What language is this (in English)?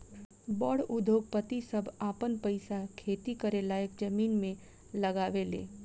Bhojpuri